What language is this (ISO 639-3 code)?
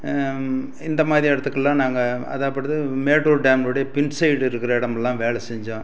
tam